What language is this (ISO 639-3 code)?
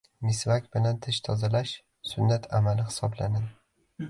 uzb